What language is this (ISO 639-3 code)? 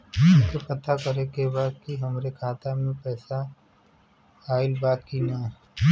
bho